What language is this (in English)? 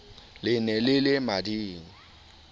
Southern Sotho